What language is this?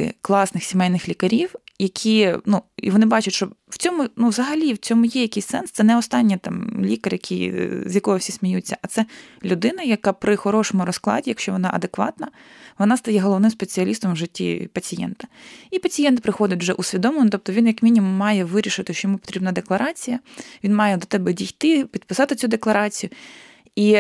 Ukrainian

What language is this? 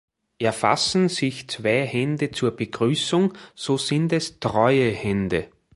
German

